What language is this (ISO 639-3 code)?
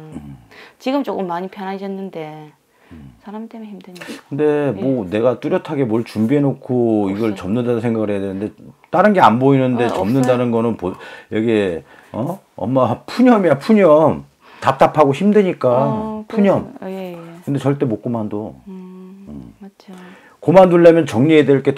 kor